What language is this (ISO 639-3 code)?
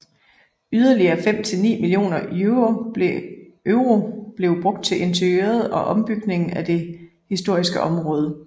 dan